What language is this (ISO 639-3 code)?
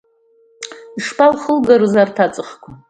abk